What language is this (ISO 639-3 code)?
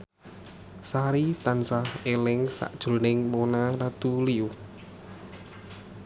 jav